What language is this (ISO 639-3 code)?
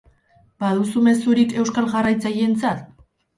eus